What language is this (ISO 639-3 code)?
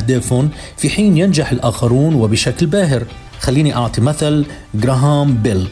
ara